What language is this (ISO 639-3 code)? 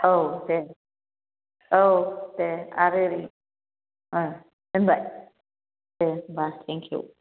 brx